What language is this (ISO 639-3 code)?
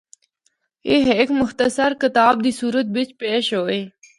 hno